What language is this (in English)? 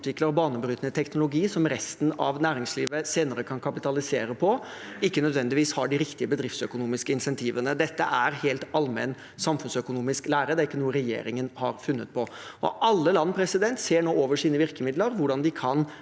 Norwegian